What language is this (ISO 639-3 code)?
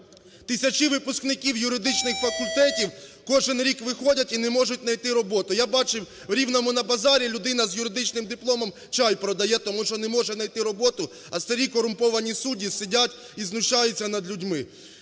ukr